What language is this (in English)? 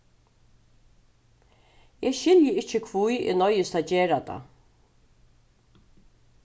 Faroese